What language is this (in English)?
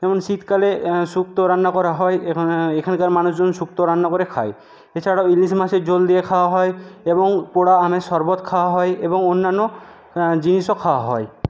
Bangla